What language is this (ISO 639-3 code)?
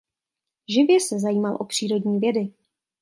ces